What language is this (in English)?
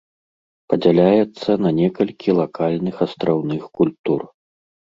Belarusian